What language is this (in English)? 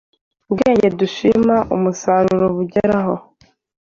Kinyarwanda